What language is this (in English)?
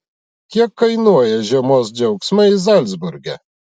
Lithuanian